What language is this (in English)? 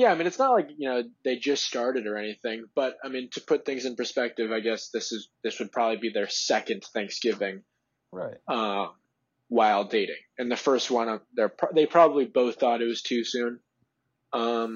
English